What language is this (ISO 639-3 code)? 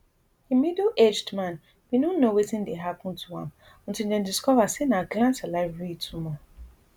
pcm